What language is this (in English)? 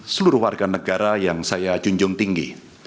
Indonesian